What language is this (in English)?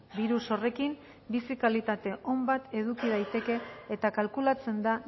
Basque